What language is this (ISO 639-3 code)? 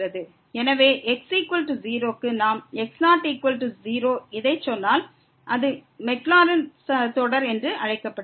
tam